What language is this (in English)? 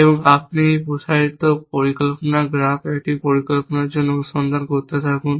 Bangla